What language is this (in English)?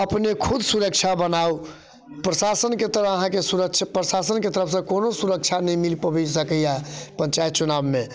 Maithili